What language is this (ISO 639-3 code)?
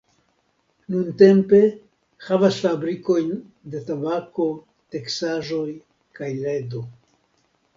epo